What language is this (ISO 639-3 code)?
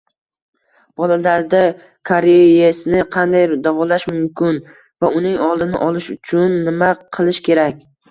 uzb